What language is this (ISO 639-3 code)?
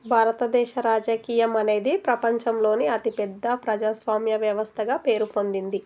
tel